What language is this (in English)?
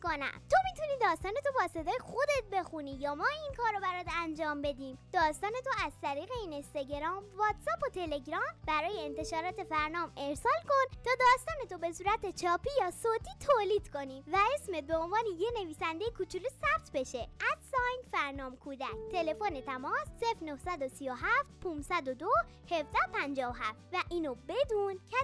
Persian